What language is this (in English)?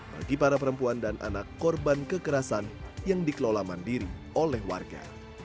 Indonesian